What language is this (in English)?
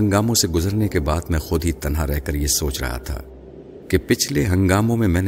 Urdu